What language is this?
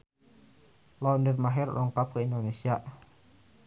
Sundanese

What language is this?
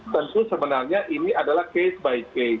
Indonesian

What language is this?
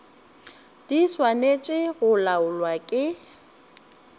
Northern Sotho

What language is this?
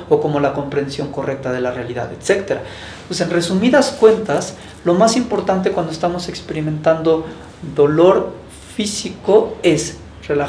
Spanish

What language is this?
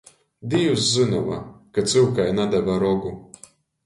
Latgalian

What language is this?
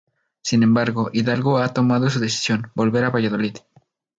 Spanish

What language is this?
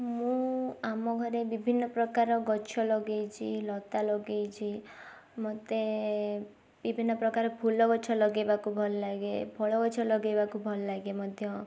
Odia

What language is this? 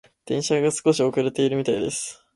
Japanese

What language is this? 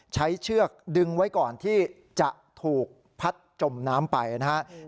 Thai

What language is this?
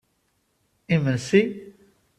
Kabyle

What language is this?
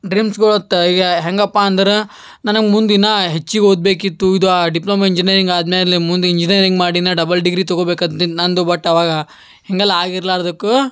Kannada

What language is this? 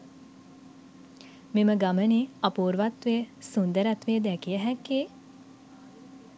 Sinhala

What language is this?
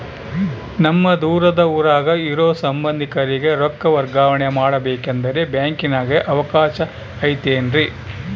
Kannada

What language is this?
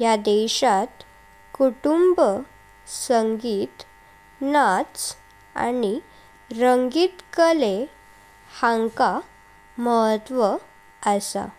Konkani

